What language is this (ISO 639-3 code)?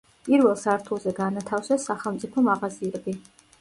kat